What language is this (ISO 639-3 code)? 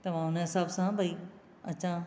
snd